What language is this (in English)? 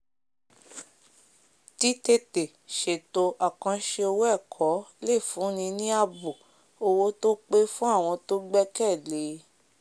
Yoruba